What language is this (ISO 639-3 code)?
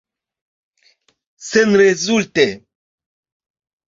epo